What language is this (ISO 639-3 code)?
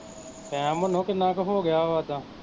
pan